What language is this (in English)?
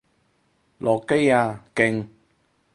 Cantonese